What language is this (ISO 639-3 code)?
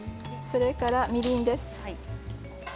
jpn